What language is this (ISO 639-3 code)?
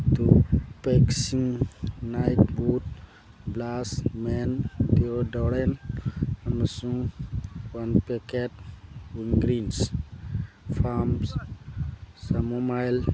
mni